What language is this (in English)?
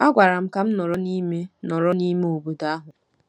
Igbo